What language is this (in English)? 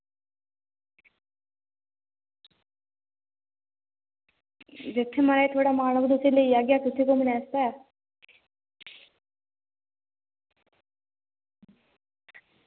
Dogri